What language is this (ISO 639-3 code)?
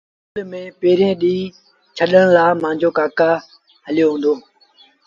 sbn